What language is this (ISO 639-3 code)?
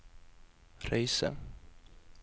nor